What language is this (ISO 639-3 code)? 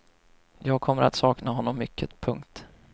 swe